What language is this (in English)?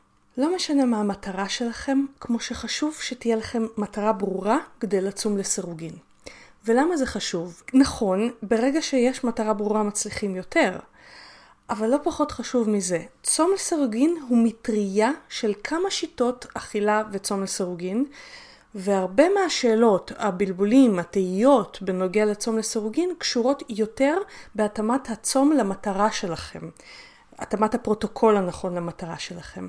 Hebrew